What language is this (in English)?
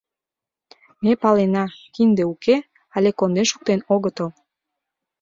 Mari